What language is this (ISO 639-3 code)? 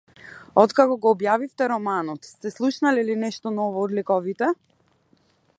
mkd